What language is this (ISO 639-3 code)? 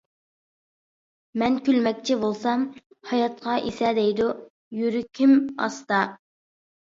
uig